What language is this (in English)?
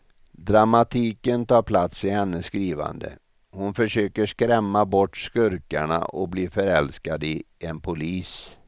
Swedish